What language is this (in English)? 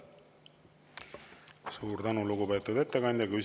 Estonian